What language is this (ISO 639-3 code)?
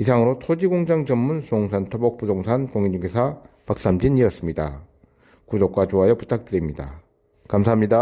kor